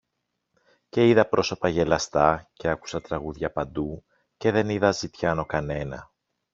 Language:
Greek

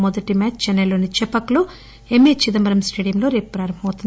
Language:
Telugu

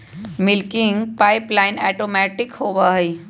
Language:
Magahi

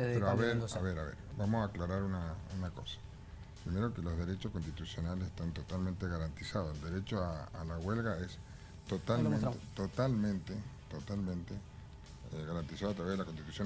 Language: Spanish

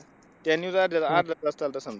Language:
Marathi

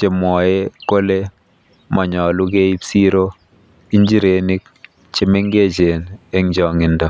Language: Kalenjin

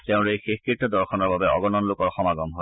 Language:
Assamese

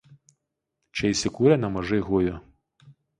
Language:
Lithuanian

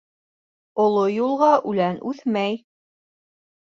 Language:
Bashkir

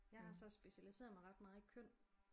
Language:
Danish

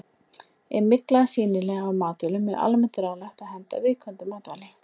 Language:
Icelandic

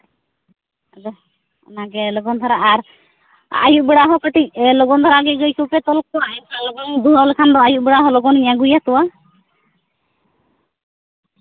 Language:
Santali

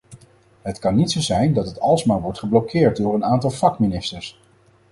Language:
Dutch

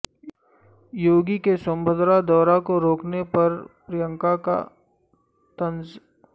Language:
Urdu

